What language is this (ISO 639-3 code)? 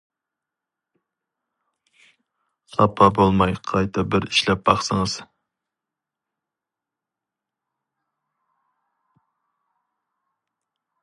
uig